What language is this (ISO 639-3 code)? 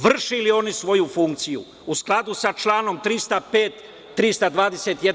srp